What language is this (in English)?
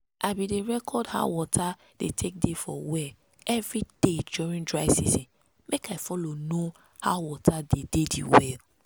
Nigerian Pidgin